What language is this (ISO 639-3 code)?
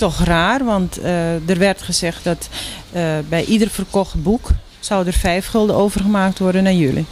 nld